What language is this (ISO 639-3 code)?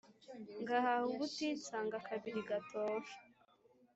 kin